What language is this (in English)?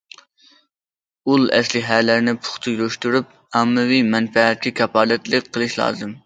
Uyghur